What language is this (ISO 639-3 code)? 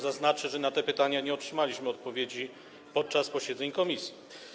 pol